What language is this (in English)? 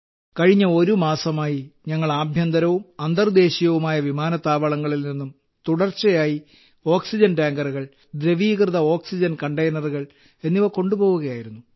Malayalam